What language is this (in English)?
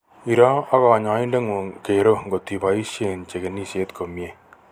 Kalenjin